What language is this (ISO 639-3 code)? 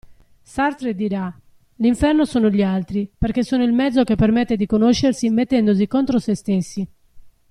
ita